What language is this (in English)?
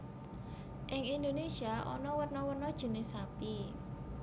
Javanese